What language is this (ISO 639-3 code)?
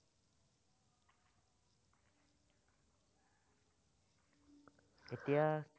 asm